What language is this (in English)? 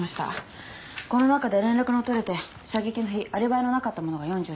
Japanese